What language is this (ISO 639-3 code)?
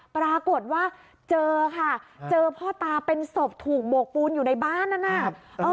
tha